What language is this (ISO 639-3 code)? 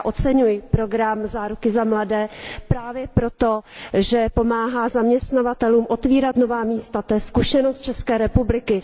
ces